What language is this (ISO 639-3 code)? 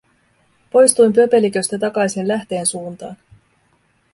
fin